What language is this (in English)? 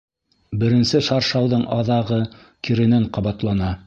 Bashkir